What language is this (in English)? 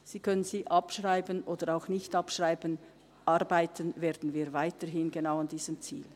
Swiss German